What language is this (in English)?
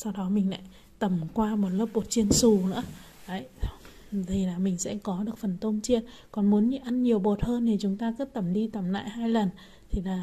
Vietnamese